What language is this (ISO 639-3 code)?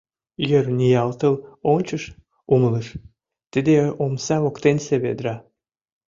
chm